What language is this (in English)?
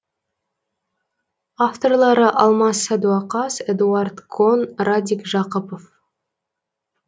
Kazakh